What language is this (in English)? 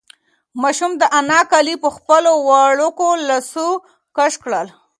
Pashto